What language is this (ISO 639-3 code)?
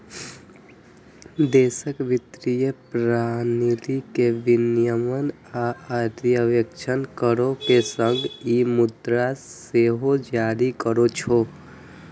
mai